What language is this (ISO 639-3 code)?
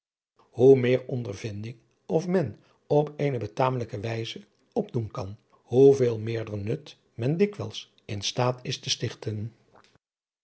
nld